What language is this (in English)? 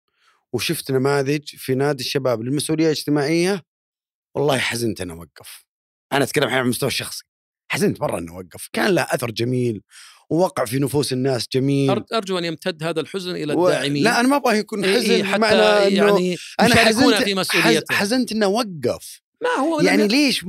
Arabic